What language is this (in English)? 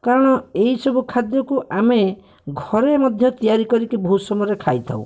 Odia